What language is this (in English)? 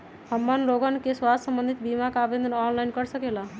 Magahi